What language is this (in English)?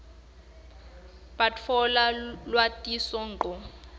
Swati